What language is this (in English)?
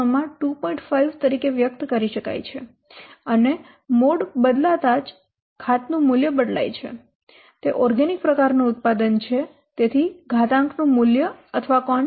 Gujarati